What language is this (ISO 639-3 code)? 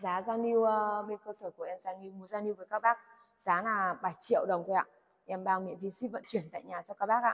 vie